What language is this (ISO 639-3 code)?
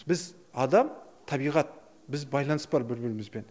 kaz